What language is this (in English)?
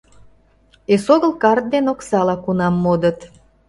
Mari